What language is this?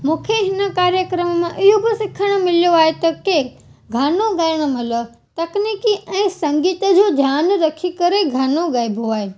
Sindhi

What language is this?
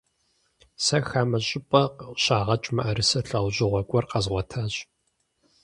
Kabardian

